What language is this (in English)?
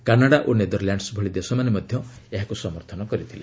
Odia